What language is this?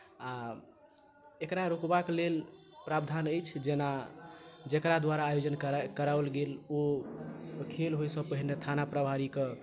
Maithili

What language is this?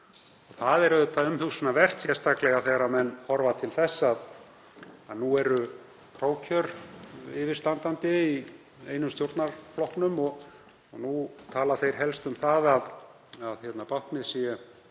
Icelandic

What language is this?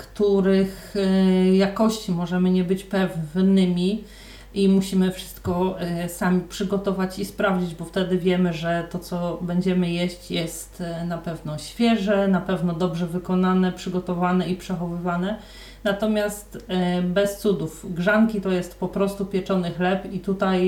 Polish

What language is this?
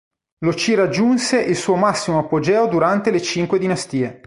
Italian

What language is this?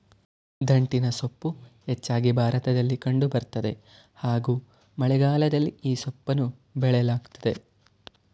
Kannada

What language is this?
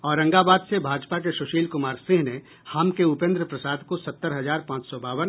Hindi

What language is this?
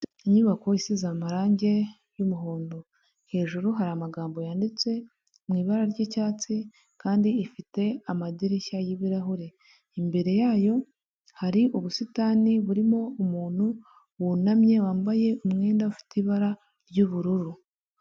Kinyarwanda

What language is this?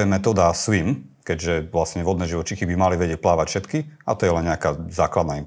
Slovak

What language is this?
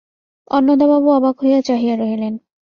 Bangla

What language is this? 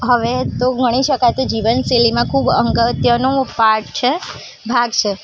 Gujarati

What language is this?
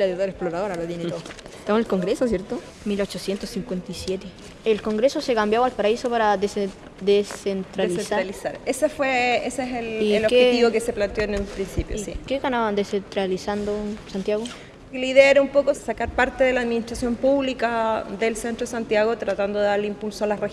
Spanish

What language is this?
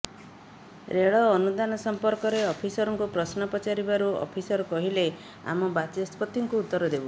Odia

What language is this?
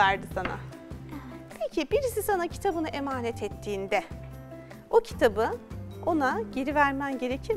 Turkish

